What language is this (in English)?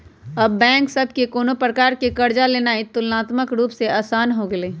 Magahi